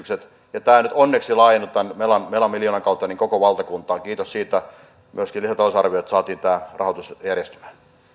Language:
Finnish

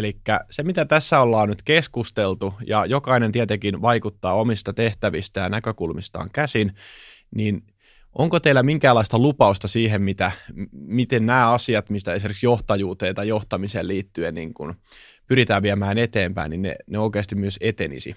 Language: Finnish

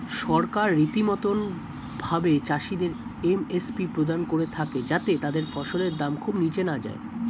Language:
Bangla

